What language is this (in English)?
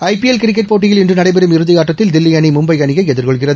Tamil